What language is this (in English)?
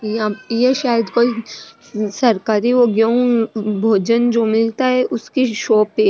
Rajasthani